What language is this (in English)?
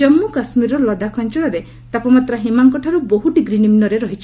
Odia